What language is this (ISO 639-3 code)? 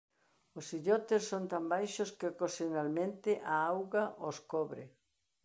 glg